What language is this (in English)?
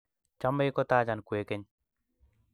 Kalenjin